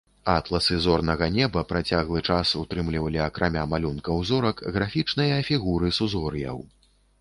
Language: Belarusian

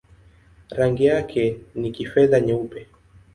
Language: Swahili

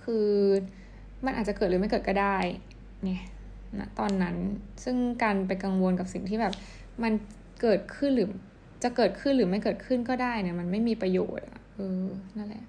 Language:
Thai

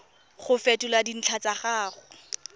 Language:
Tswana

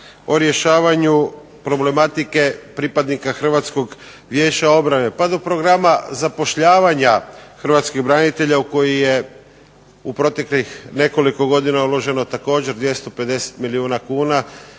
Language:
Croatian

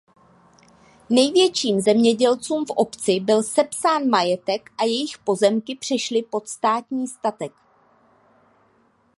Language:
Czech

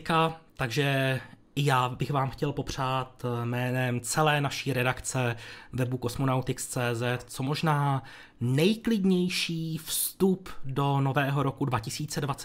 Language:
Czech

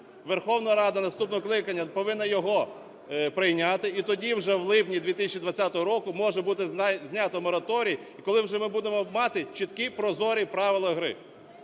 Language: Ukrainian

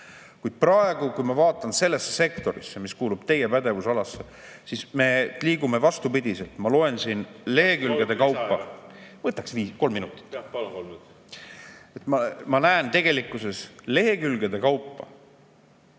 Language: Estonian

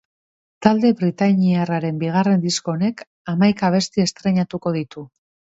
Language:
Basque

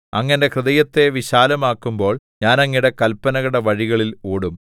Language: Malayalam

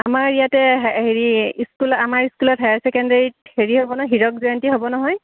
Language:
Assamese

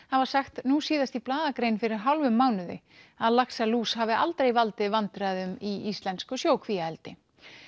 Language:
Icelandic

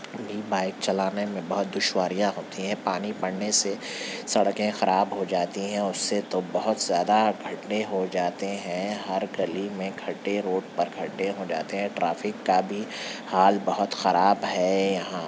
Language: Urdu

